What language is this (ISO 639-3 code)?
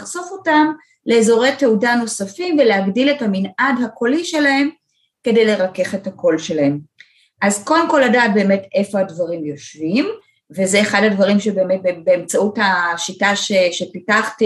heb